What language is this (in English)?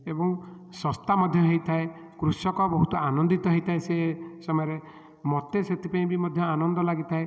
Odia